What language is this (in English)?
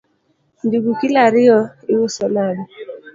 Luo (Kenya and Tanzania)